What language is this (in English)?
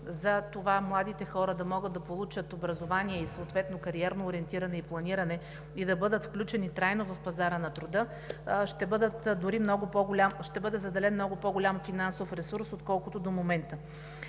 Bulgarian